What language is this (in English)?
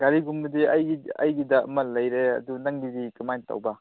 Manipuri